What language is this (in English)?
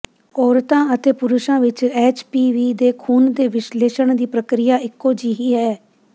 Punjabi